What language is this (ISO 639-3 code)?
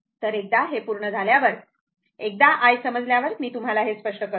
mar